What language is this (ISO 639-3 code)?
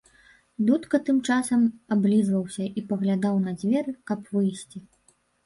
bel